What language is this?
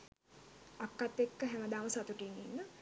Sinhala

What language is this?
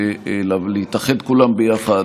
Hebrew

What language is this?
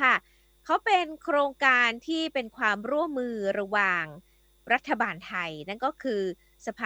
Thai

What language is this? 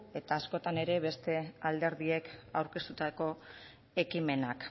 Basque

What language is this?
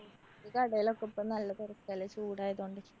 Malayalam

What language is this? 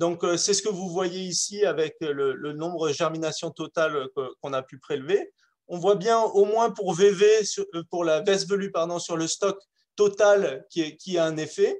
French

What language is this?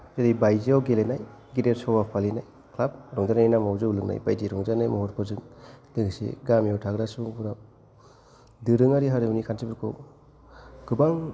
Bodo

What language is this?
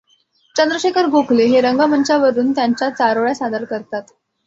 Marathi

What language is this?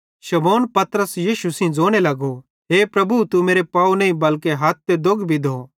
Bhadrawahi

